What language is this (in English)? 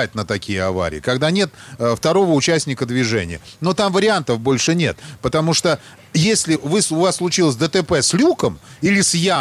Russian